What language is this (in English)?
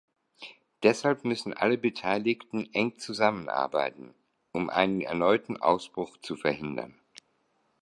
German